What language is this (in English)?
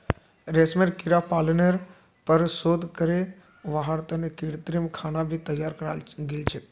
Magahi